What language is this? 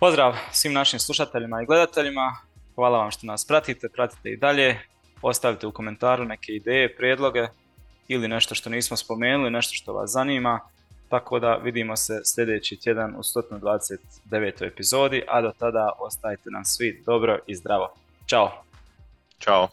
Croatian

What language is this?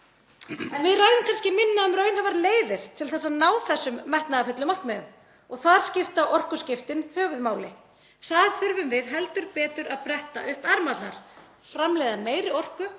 Icelandic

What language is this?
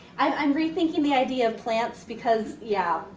English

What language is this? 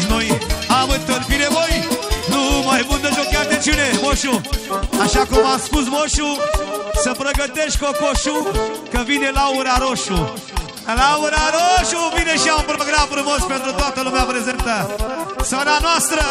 Romanian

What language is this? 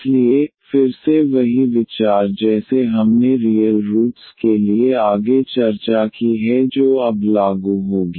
Hindi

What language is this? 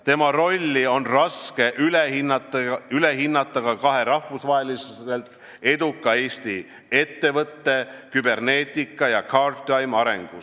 Estonian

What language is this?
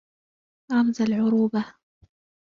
Arabic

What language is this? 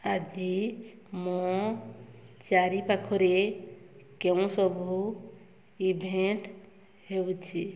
Odia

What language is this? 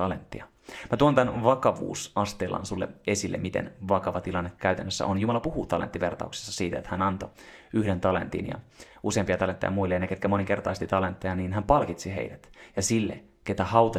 Finnish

